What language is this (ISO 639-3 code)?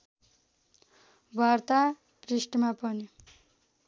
nep